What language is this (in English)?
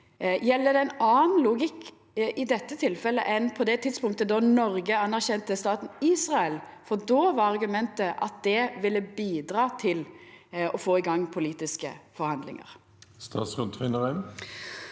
Norwegian